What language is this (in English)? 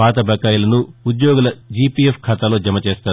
Telugu